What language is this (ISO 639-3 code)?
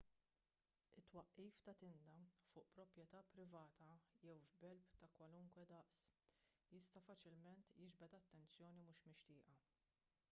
mlt